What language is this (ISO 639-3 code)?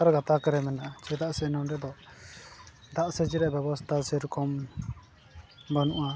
sat